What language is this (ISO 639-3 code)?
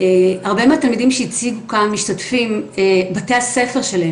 heb